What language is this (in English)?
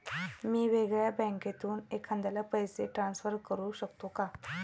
Marathi